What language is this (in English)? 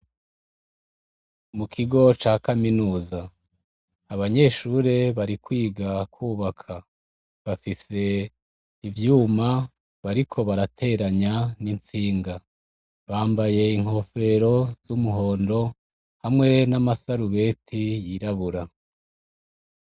Rundi